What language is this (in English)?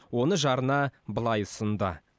Kazakh